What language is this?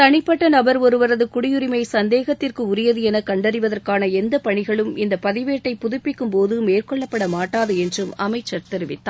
Tamil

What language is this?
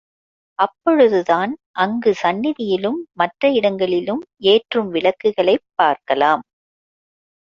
Tamil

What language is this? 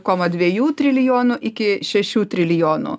Lithuanian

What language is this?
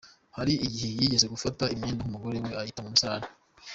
Kinyarwanda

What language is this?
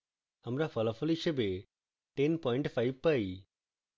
Bangla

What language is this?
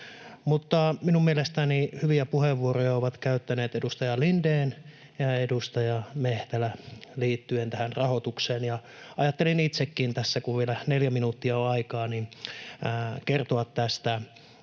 Finnish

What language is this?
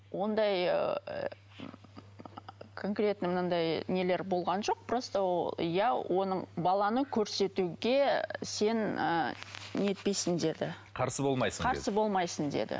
Kazakh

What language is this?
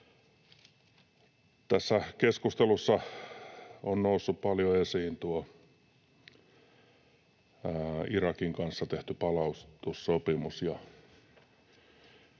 Finnish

